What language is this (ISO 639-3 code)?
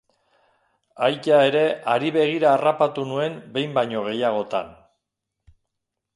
eus